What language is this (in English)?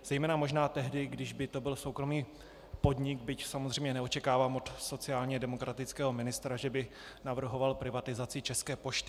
Czech